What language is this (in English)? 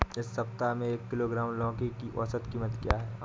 Hindi